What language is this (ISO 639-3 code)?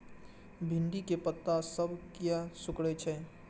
mai